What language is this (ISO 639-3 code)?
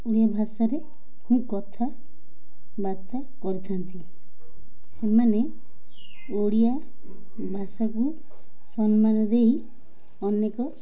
ori